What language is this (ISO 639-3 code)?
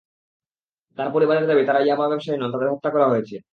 ben